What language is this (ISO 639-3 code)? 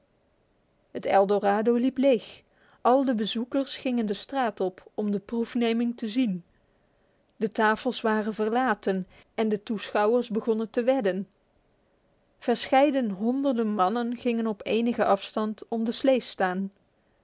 nld